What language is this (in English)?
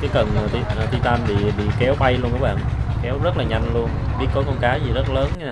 Vietnamese